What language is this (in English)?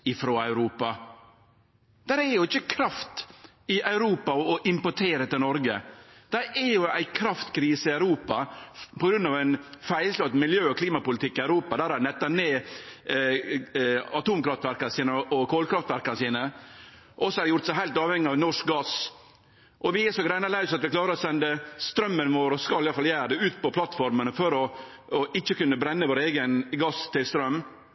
Norwegian Nynorsk